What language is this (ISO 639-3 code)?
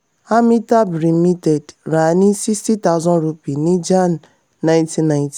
yor